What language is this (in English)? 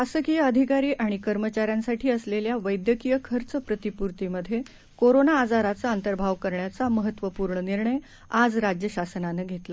Marathi